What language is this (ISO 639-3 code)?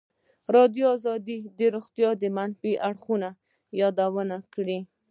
pus